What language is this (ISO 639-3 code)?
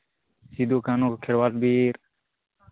sat